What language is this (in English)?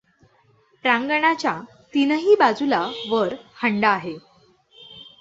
Marathi